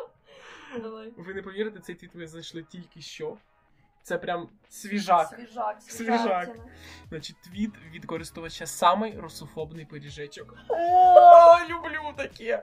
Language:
Ukrainian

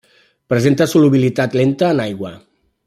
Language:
Catalan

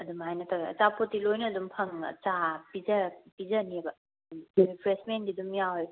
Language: Manipuri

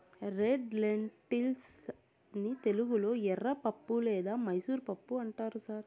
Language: Telugu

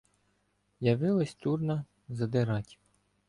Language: Ukrainian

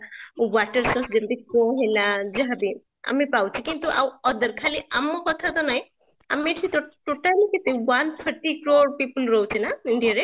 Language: Odia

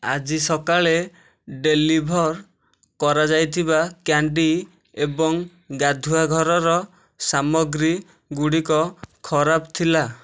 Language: Odia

